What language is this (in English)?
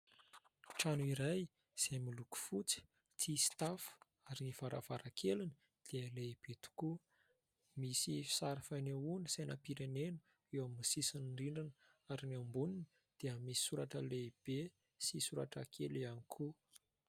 Malagasy